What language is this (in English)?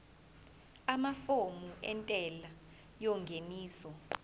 Zulu